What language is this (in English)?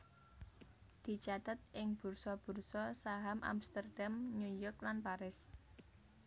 Javanese